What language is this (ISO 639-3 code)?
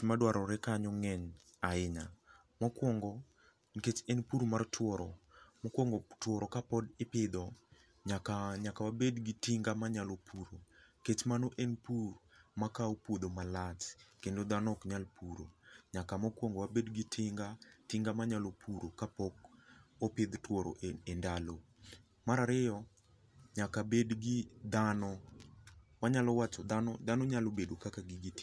luo